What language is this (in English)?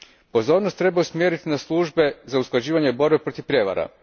Croatian